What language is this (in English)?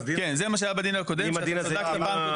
Hebrew